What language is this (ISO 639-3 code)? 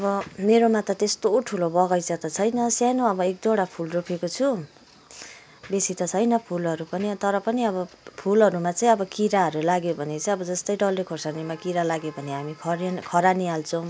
nep